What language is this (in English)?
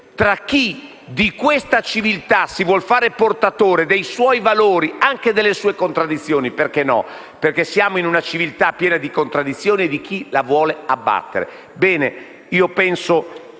Italian